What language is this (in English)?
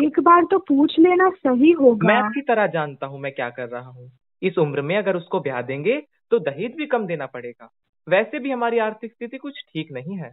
Hindi